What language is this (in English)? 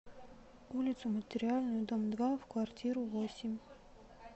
Russian